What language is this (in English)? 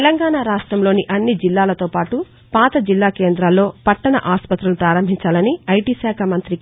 Telugu